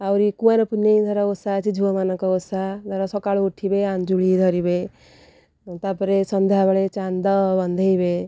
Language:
Odia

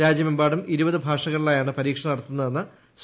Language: Malayalam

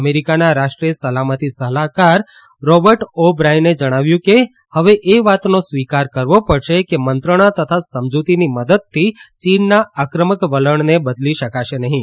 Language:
Gujarati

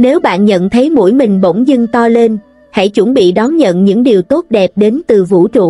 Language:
Vietnamese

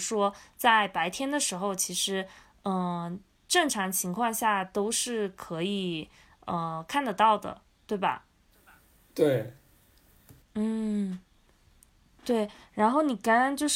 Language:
Chinese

